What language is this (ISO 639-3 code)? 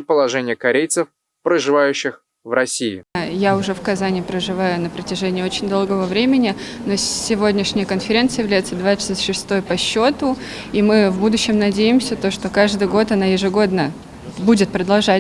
rus